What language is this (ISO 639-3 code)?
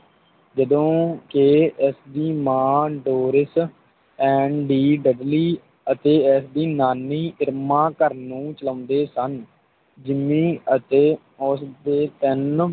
pan